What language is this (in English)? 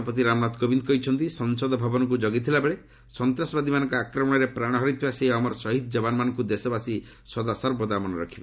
Odia